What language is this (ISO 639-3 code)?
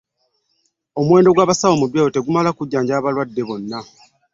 lug